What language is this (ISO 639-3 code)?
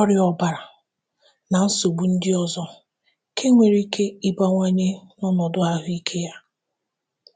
ibo